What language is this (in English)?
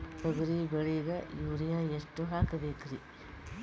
Kannada